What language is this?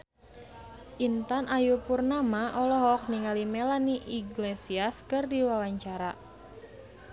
Sundanese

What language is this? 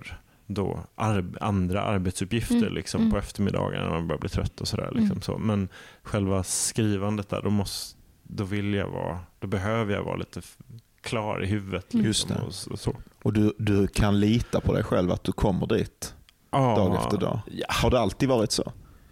Swedish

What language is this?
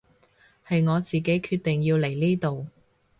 Cantonese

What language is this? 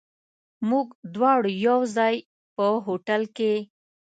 Pashto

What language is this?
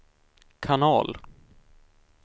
Swedish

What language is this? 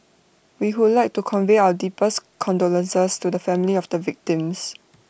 English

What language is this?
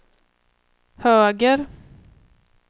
Swedish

